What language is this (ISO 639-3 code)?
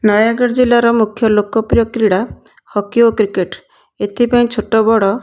ori